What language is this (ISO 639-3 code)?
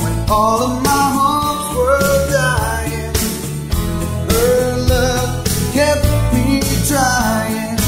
eng